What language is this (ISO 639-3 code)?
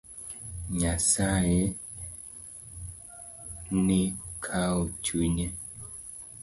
luo